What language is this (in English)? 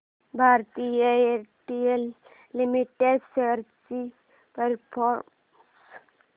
Marathi